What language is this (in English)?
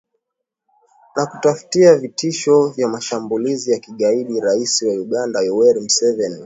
Swahili